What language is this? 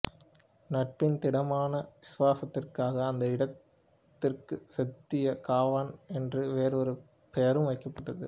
Tamil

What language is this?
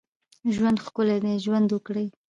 Pashto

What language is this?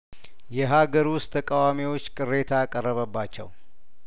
Amharic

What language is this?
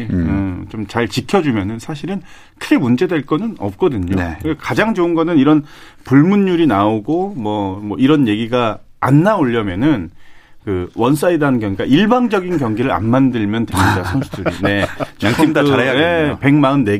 Korean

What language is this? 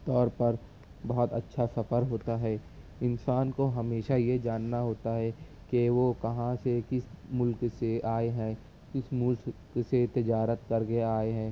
Urdu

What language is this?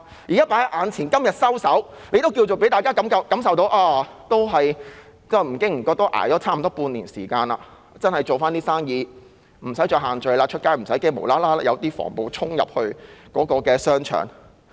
Cantonese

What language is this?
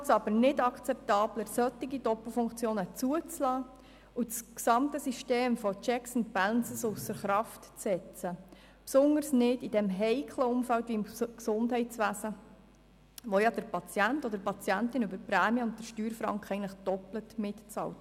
Swiss German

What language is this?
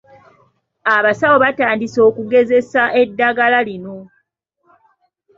Ganda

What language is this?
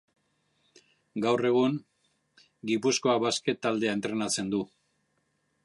Basque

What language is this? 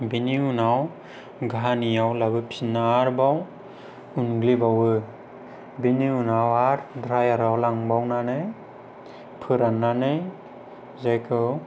Bodo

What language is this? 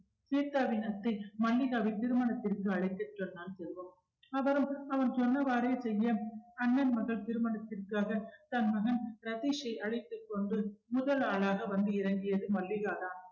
Tamil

